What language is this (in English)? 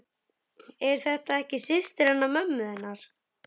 Icelandic